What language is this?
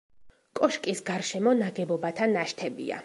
Georgian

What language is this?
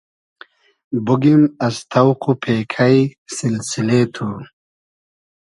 Hazaragi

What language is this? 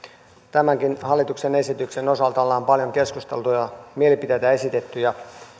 Finnish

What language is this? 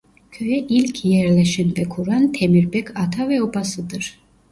Turkish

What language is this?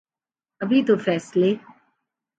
Urdu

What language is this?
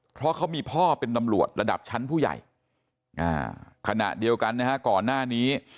Thai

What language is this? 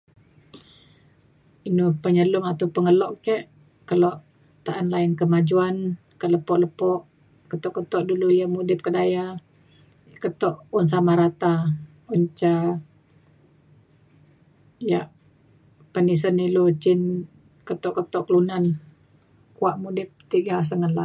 Mainstream Kenyah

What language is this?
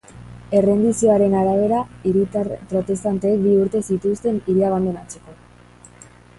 Basque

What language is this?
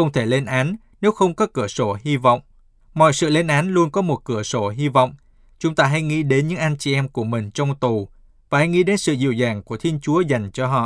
Vietnamese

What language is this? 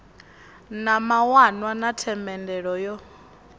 Venda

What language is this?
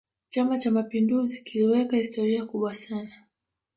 Swahili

